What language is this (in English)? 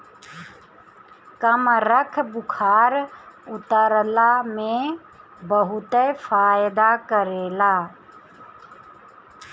Bhojpuri